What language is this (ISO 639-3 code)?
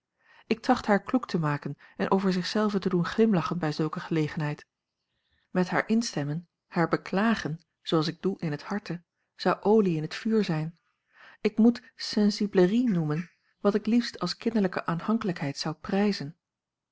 nld